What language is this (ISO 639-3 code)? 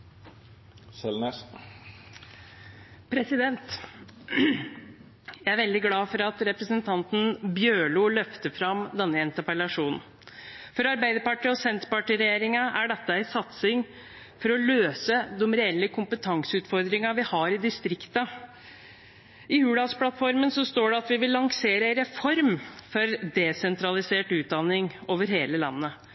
nob